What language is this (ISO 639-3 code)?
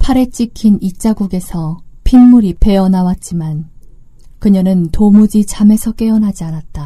kor